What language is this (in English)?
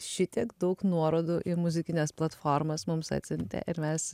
Lithuanian